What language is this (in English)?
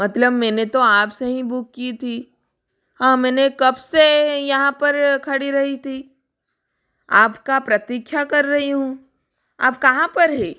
Hindi